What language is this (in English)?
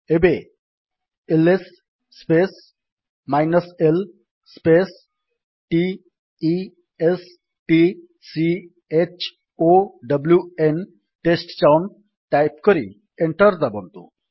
Odia